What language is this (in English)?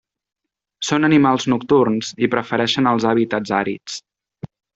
Catalan